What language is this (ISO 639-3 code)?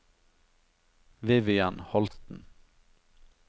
nor